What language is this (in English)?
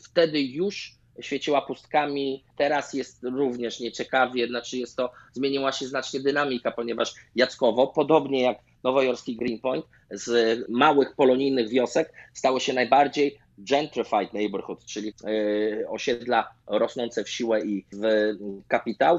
Polish